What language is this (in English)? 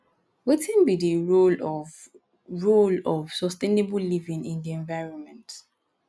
Nigerian Pidgin